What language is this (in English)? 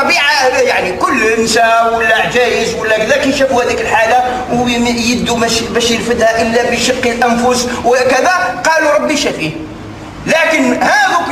Arabic